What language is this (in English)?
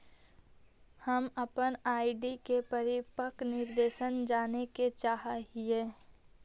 Magahi